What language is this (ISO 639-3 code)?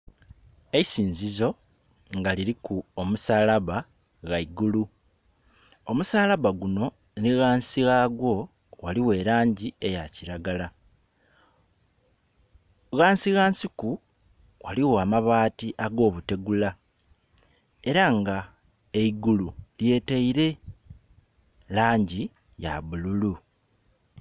xog